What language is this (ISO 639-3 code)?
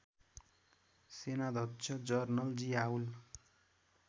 nep